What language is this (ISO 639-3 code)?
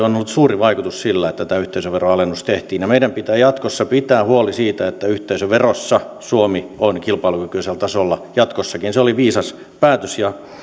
fin